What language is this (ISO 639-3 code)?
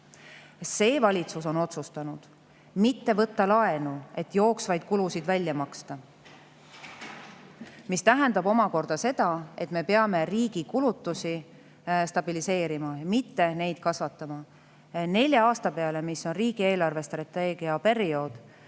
est